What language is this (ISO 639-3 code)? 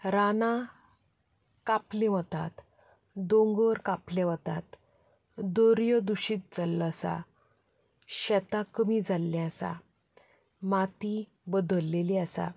kok